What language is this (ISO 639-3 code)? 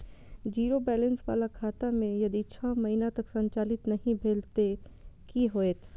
mai